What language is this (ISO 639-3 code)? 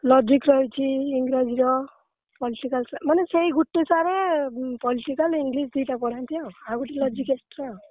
ori